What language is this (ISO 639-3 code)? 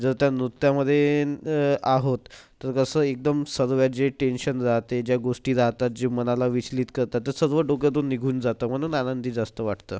mar